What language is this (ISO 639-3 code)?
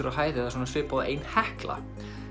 isl